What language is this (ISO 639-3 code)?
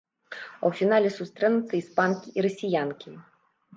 bel